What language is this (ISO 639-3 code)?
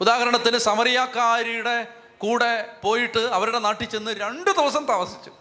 mal